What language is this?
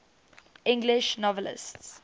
English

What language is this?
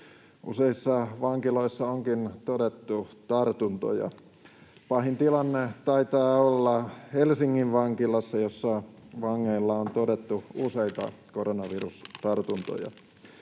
Finnish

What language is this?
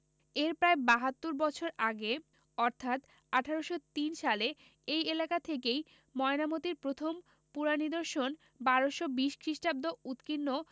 Bangla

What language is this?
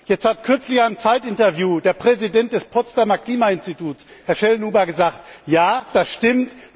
German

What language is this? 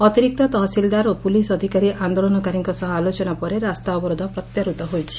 Odia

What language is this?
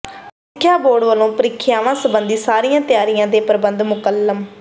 Punjabi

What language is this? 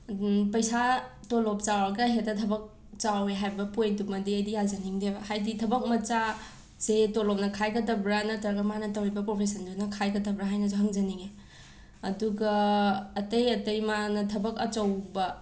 Manipuri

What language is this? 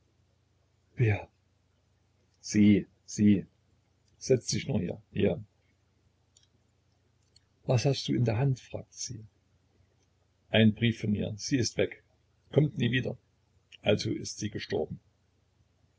German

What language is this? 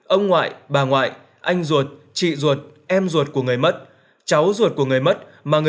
Vietnamese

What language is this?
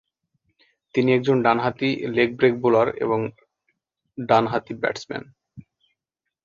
Bangla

